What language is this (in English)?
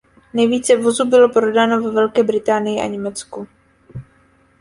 Czech